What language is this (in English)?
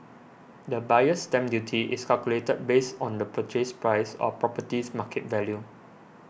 English